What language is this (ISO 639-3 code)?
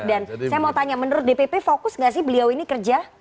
ind